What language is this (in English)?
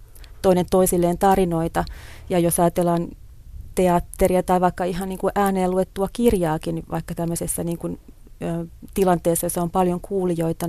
Finnish